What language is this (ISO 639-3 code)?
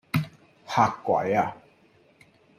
yue